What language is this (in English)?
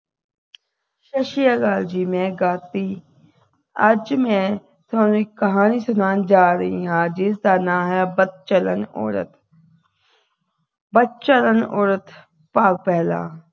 Punjabi